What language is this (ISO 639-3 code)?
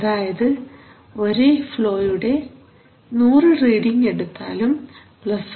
mal